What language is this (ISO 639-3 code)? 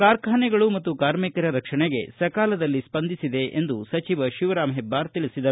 kan